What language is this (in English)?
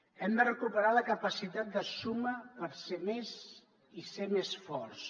Catalan